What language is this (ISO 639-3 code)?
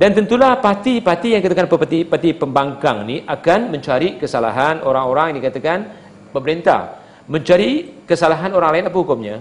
msa